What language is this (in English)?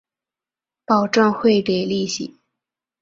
Chinese